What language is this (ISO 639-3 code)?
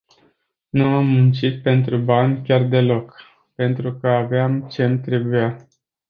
ron